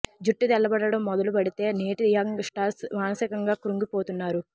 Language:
Telugu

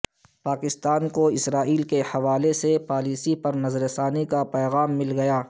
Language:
Urdu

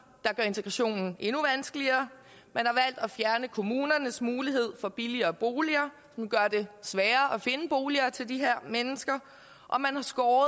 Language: Danish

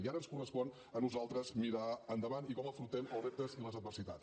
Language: Catalan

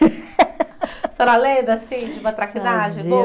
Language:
Portuguese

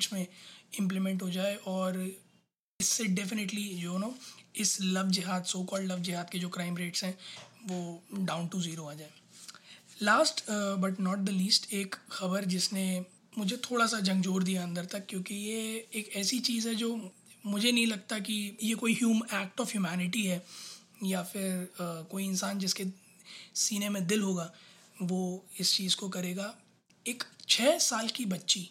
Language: Hindi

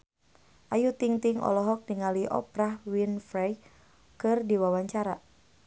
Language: Sundanese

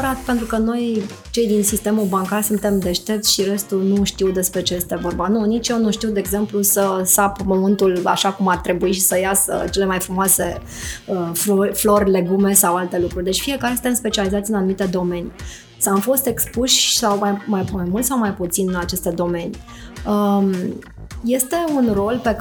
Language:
Romanian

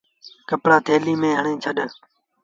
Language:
Sindhi Bhil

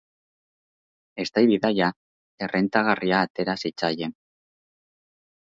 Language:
Basque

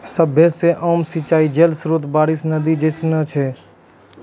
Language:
Maithili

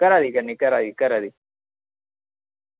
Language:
Dogri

